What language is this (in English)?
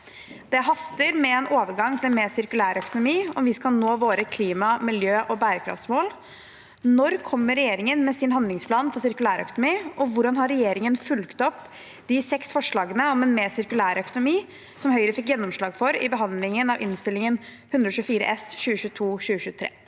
Norwegian